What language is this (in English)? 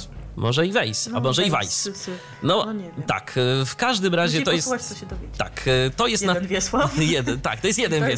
Polish